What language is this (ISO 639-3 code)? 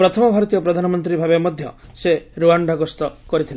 ori